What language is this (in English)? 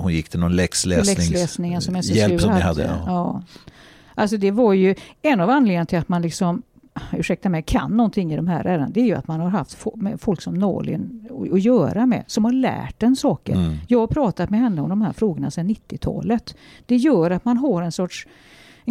Swedish